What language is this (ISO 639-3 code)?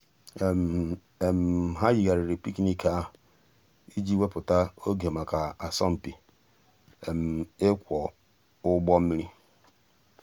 ibo